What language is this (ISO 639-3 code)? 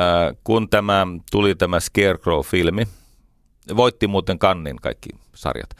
fin